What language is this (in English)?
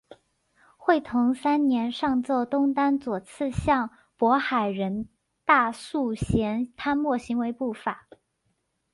Chinese